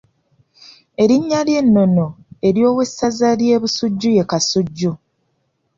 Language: Ganda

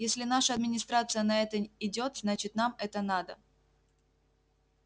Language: Russian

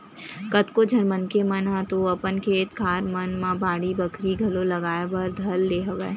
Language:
Chhattisgarhi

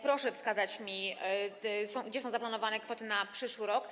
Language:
Polish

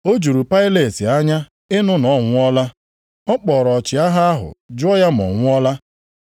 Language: Igbo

